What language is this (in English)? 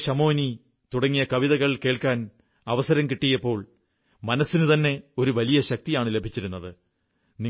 Malayalam